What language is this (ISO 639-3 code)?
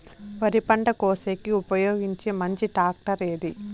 tel